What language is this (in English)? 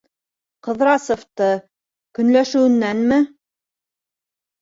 Bashkir